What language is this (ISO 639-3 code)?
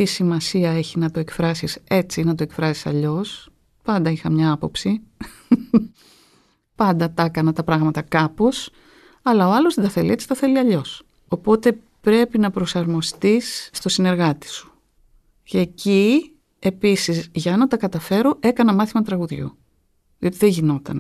ell